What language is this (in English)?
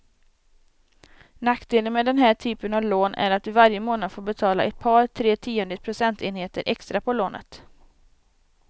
Swedish